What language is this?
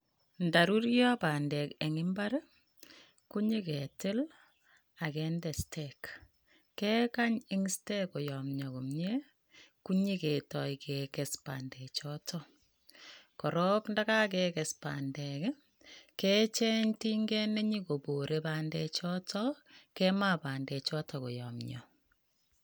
Kalenjin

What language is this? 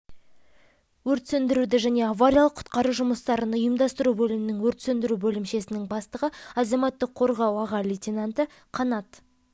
Kazakh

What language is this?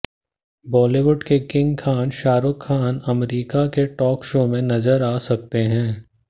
Hindi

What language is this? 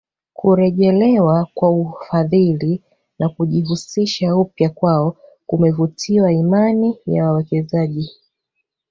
Swahili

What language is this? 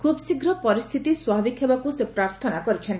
Odia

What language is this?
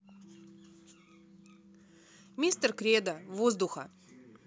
Russian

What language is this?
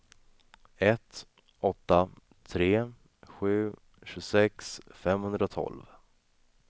Swedish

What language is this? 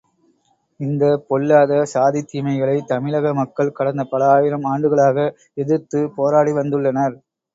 Tamil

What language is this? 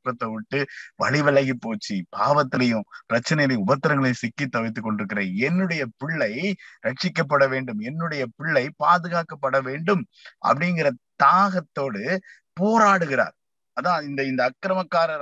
Tamil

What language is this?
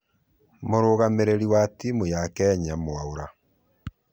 Kikuyu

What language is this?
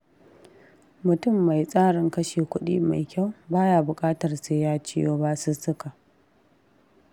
Hausa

